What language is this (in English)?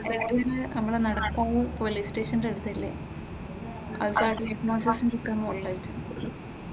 Malayalam